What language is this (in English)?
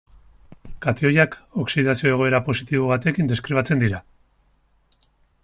Basque